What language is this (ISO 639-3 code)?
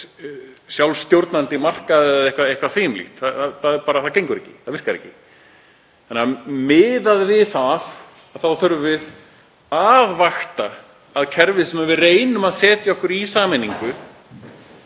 isl